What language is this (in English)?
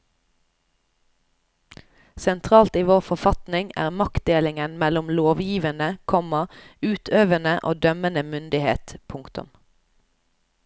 Norwegian